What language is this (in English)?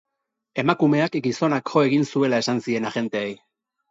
Basque